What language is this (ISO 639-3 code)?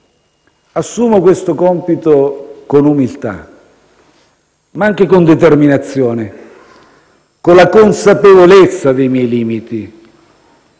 ita